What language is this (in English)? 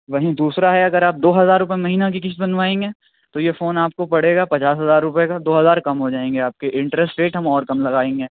Urdu